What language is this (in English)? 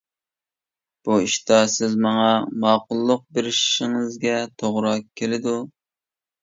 Uyghur